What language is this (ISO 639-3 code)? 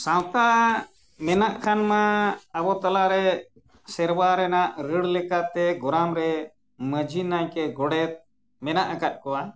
sat